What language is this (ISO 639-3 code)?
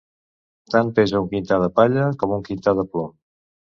cat